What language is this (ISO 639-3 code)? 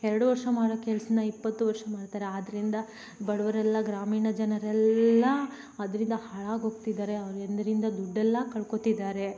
kan